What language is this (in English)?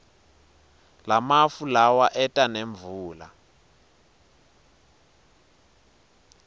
Swati